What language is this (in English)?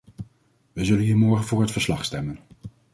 Dutch